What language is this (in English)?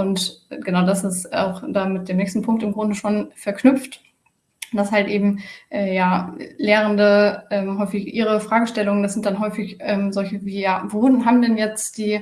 German